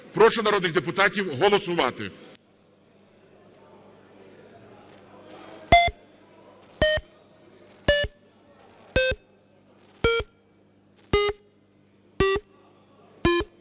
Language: Ukrainian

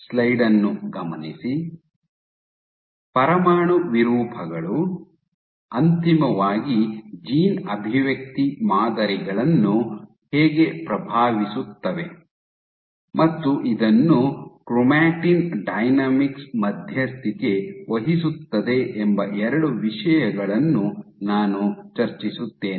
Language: Kannada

